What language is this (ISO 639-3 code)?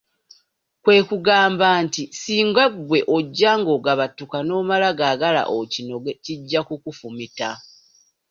lug